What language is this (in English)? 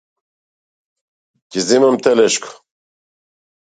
Macedonian